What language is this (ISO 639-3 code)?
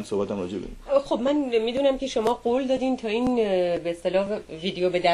fas